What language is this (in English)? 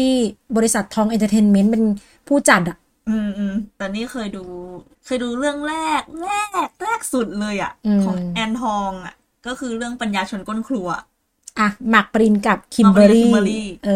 Thai